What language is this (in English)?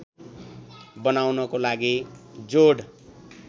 Nepali